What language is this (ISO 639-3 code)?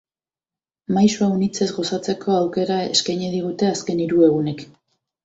eus